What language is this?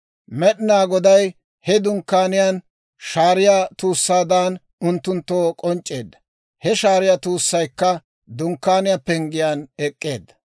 Dawro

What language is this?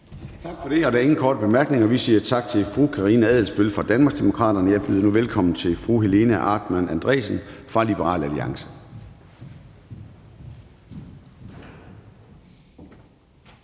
Danish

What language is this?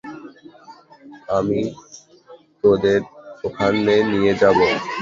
Bangla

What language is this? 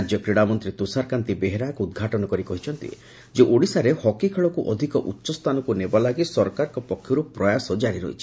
Odia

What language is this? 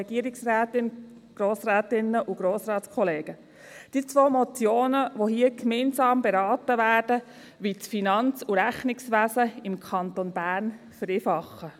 Swiss German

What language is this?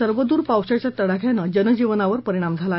Marathi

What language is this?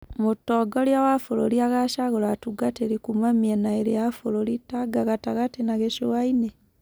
Kikuyu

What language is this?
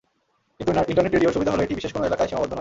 Bangla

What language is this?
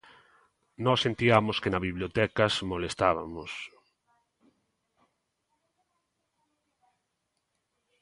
Galician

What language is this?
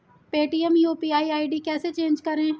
Hindi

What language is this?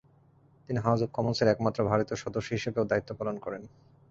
Bangla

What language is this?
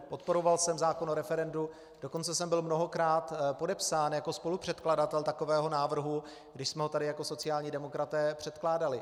Czech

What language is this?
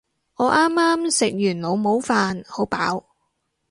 Cantonese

